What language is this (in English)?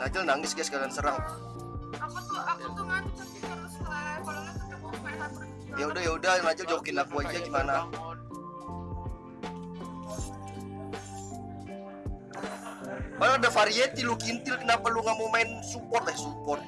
Indonesian